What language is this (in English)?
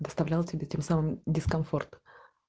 Russian